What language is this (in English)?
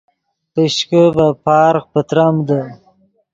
Yidgha